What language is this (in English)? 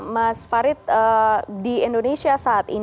Indonesian